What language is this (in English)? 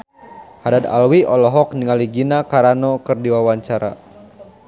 Sundanese